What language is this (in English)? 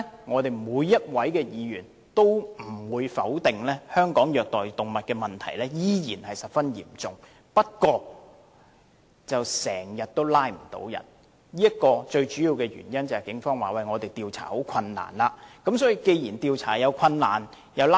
Cantonese